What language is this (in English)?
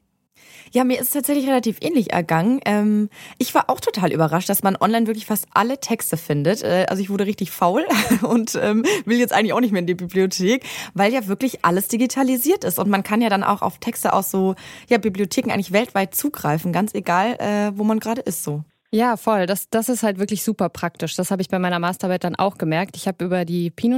German